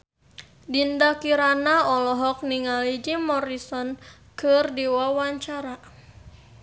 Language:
Sundanese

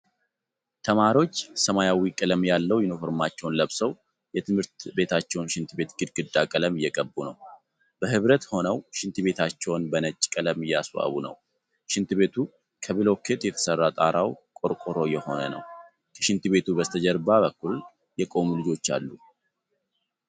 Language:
Amharic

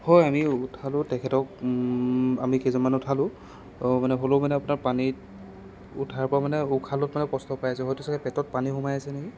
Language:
Assamese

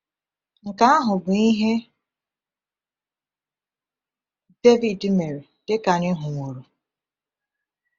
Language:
Igbo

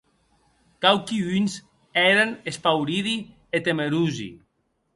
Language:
Occitan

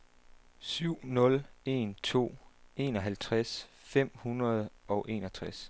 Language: Danish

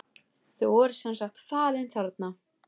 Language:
Icelandic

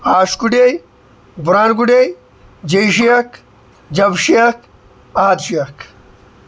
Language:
Kashmiri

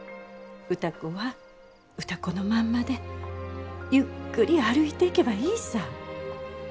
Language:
Japanese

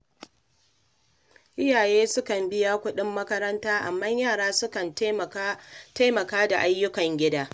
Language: Hausa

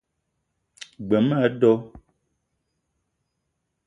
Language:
Eton (Cameroon)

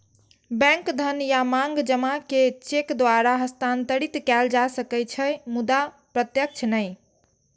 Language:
Maithili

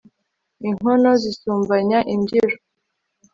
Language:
Kinyarwanda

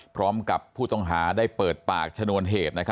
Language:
Thai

